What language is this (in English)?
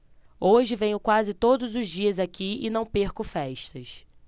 Portuguese